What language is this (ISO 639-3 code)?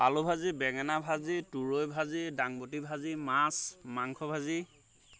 asm